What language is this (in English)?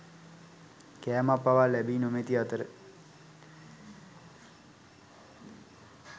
Sinhala